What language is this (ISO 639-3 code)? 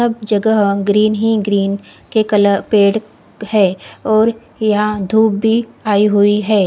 hin